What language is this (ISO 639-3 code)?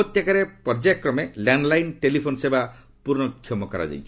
ori